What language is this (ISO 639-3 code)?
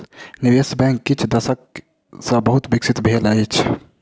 mai